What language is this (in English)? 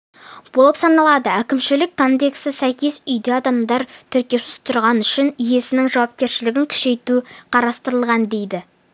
Kazakh